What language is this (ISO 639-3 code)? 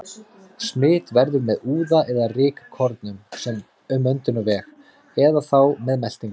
isl